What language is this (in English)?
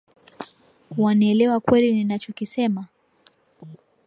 Swahili